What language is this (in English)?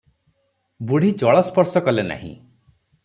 Odia